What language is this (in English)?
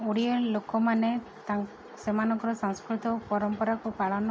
Odia